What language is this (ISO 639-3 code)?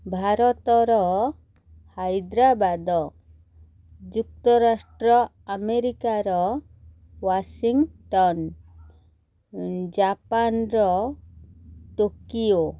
ori